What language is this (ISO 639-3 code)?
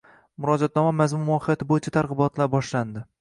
uzb